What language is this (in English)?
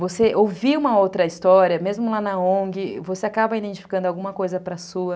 Portuguese